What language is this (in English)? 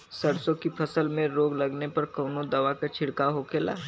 Bhojpuri